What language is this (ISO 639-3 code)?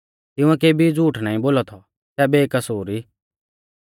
bfz